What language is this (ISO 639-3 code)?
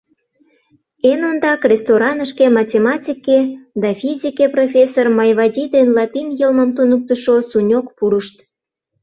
chm